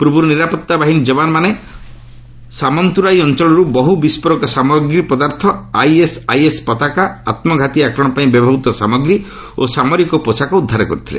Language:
Odia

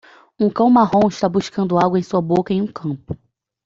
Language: Portuguese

